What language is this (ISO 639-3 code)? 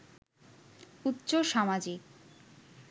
ben